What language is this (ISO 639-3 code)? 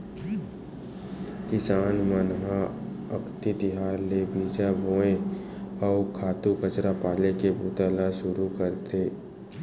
hne